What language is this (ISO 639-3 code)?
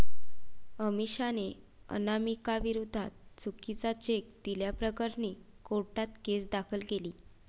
mar